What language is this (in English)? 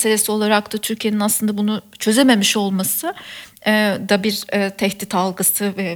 Turkish